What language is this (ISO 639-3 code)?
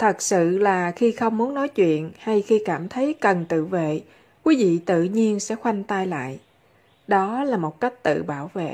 vie